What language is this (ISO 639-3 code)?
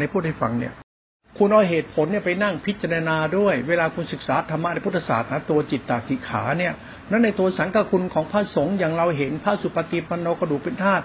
tha